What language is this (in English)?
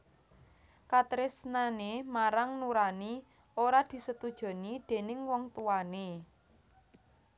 Javanese